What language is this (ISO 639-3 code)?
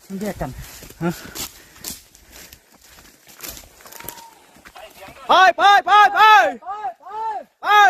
tha